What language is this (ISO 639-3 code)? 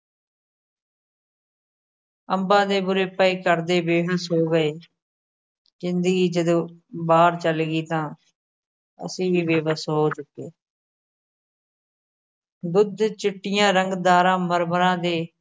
pan